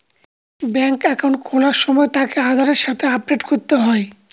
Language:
Bangla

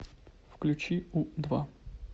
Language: Russian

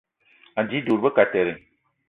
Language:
Eton (Cameroon)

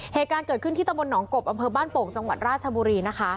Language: Thai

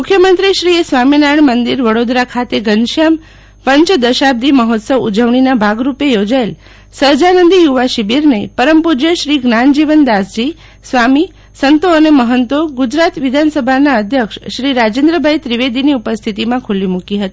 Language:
Gujarati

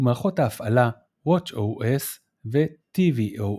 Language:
Hebrew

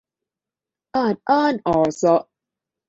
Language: Thai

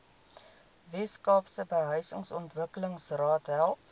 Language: Afrikaans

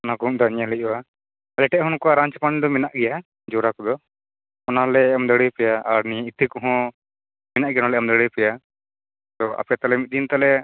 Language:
Santali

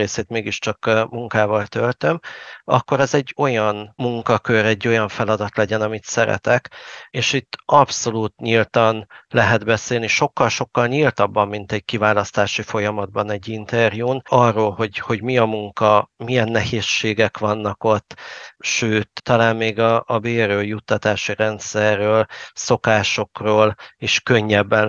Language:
Hungarian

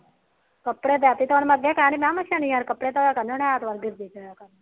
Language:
Punjabi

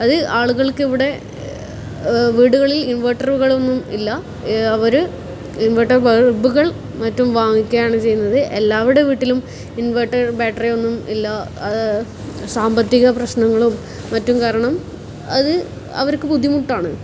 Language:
Malayalam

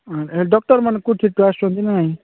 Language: Odia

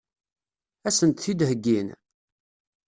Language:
Kabyle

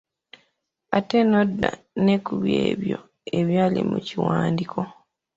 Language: Ganda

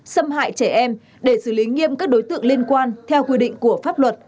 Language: Vietnamese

